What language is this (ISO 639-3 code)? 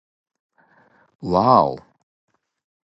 jpn